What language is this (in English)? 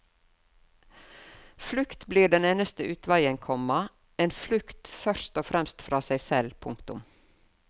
Norwegian